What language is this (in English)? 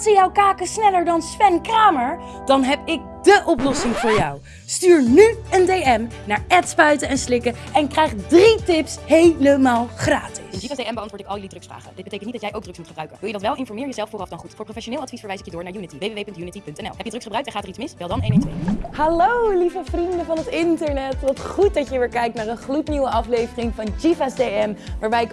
Dutch